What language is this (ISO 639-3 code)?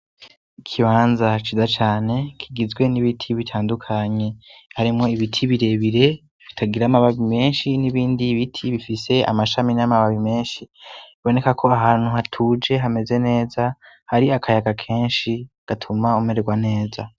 run